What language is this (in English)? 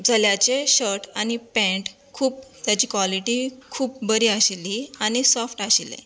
Konkani